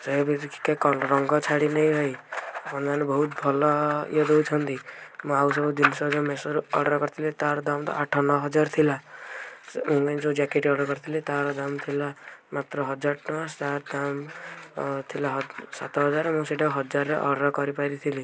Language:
Odia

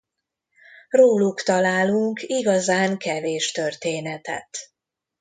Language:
Hungarian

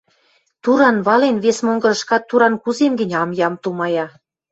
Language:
Western Mari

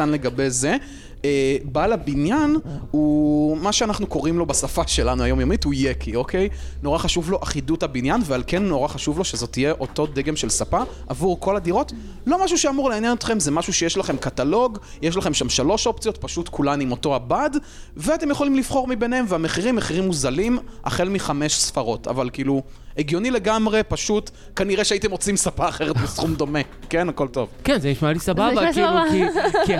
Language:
Hebrew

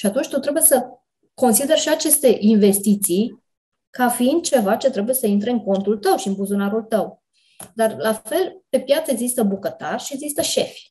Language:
Romanian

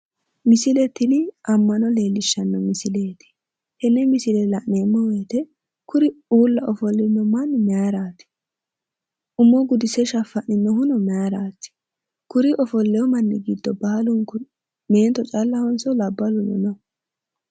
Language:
Sidamo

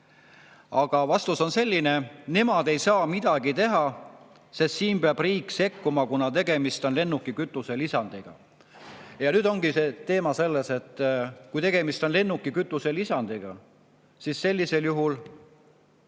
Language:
Estonian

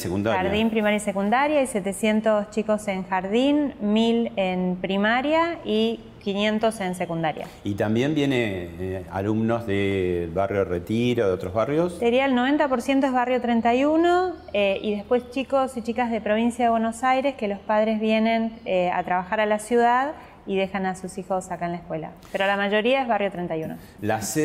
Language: Spanish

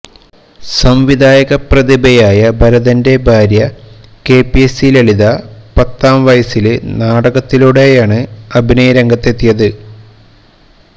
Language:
Malayalam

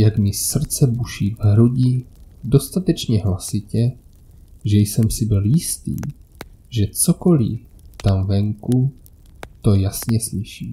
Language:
Czech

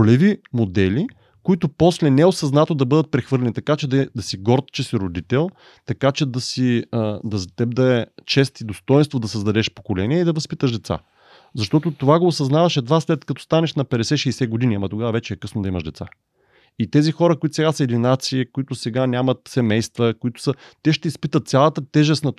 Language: Bulgarian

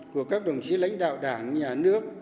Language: Vietnamese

